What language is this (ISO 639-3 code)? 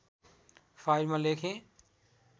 nep